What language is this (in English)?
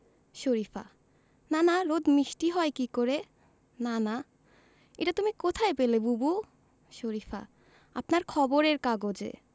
Bangla